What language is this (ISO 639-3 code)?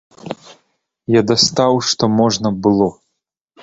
bel